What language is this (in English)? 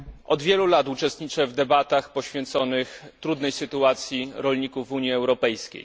Polish